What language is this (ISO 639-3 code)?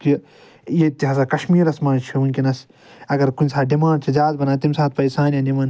kas